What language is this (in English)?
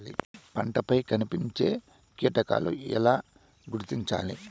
Telugu